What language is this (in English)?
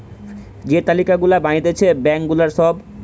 Bangla